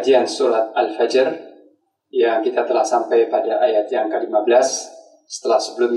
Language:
Indonesian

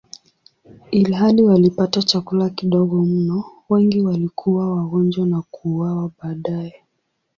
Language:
Swahili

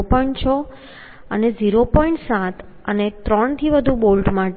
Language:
Gujarati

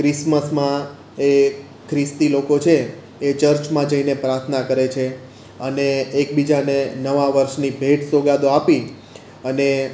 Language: Gujarati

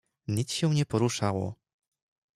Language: Polish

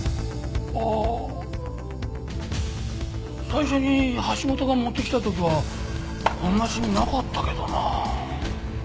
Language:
Japanese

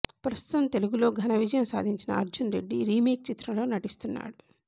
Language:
Telugu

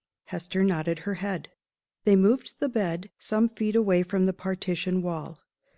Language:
English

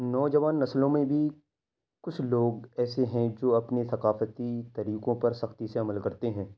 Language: Urdu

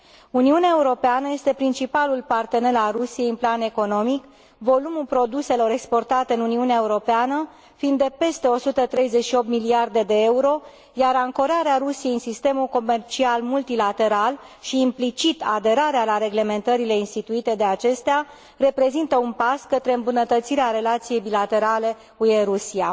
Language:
Romanian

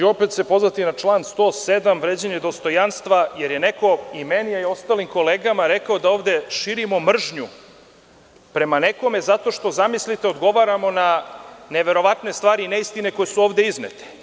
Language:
Serbian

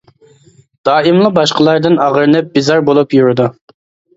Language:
Uyghur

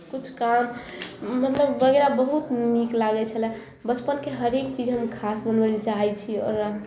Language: Maithili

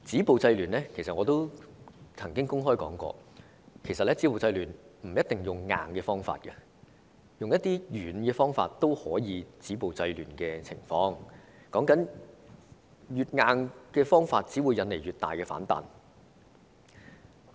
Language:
Cantonese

